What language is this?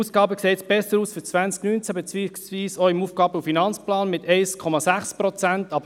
Swiss German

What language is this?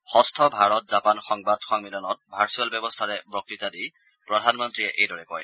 Assamese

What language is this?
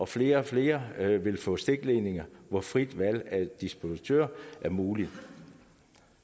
Danish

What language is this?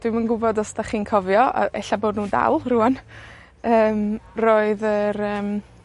Welsh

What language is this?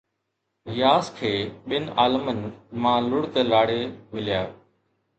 Sindhi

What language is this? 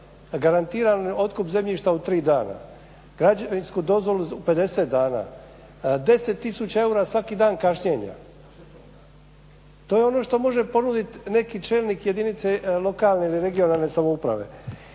Croatian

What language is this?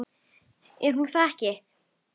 Icelandic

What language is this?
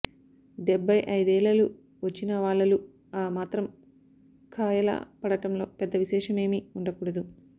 Telugu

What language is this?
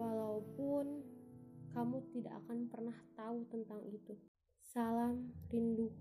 Indonesian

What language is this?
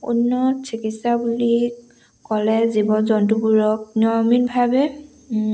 Assamese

